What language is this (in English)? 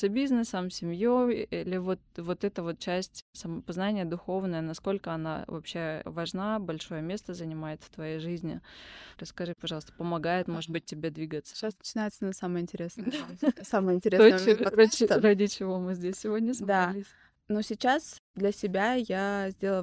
Russian